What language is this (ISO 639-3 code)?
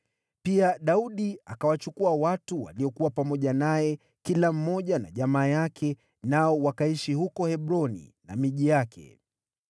swa